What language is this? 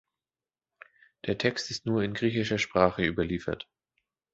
German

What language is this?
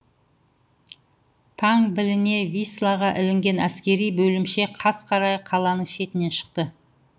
Kazakh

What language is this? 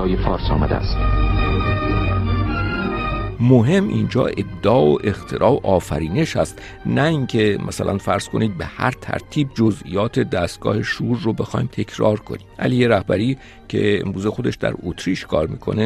Persian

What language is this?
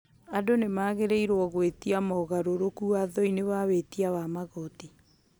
Kikuyu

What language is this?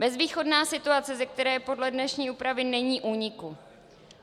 Czech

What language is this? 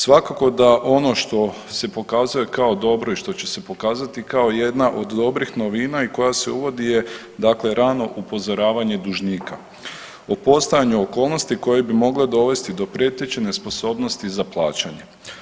Croatian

